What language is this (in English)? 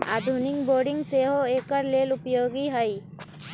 Magahi